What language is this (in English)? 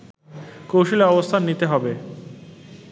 Bangla